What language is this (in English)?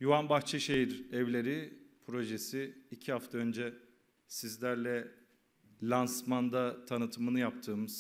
Turkish